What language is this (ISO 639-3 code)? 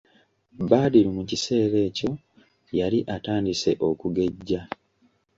lug